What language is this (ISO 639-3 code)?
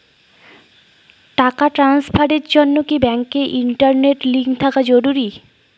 ben